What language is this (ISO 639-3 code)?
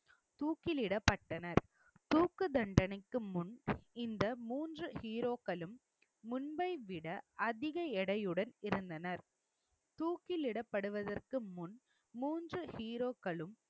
tam